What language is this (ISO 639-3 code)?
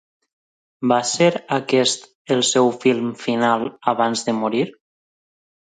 cat